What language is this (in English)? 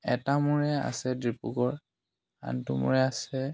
Assamese